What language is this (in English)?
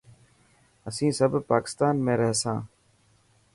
Dhatki